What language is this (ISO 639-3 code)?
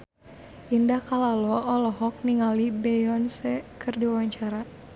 sun